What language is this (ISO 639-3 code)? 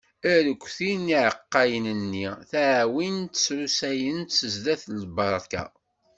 kab